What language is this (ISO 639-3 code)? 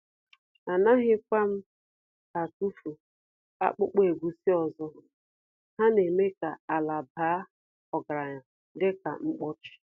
ibo